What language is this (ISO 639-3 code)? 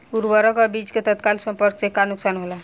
bho